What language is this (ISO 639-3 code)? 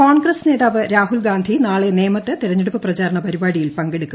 mal